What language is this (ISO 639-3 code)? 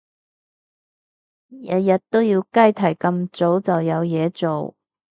yue